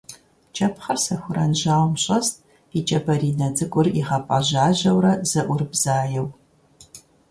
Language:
Kabardian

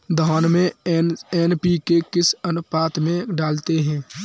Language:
Hindi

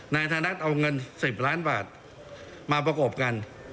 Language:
Thai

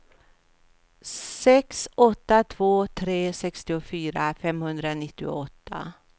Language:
Swedish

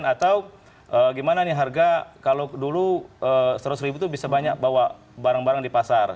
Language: Indonesian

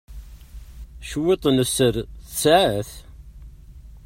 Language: Kabyle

